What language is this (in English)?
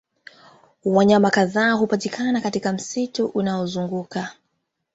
Swahili